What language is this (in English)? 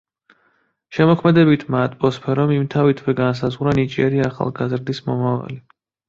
Georgian